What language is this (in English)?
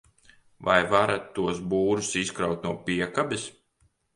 Latvian